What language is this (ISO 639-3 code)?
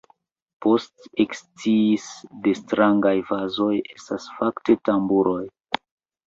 epo